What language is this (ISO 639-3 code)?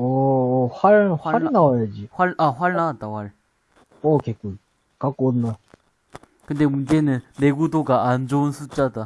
kor